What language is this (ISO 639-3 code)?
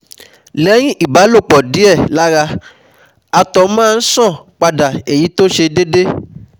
yor